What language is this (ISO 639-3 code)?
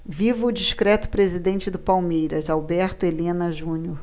por